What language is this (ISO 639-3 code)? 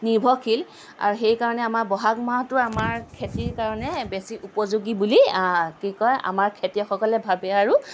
asm